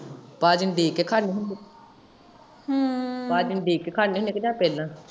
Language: Punjabi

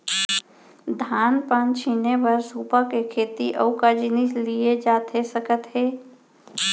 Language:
Chhattisgarhi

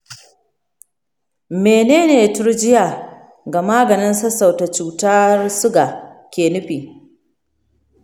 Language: Hausa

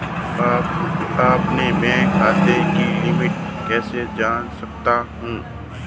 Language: Hindi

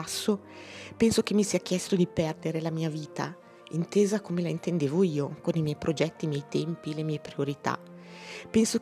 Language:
Italian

